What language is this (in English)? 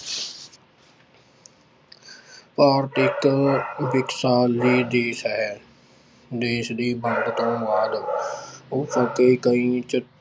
Punjabi